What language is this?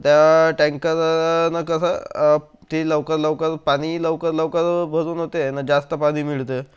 Marathi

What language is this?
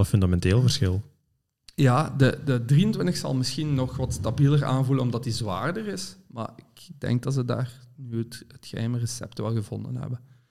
Dutch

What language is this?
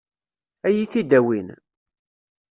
Kabyle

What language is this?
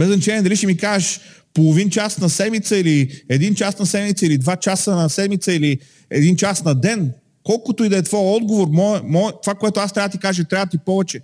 Bulgarian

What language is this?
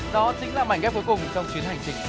Vietnamese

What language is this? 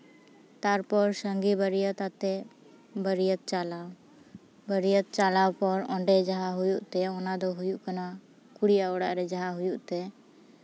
Santali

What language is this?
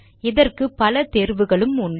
Tamil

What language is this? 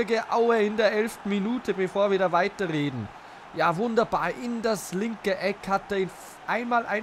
German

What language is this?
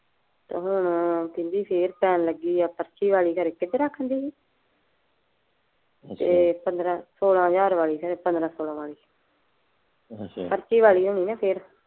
Punjabi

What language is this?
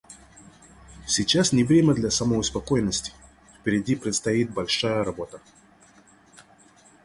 Russian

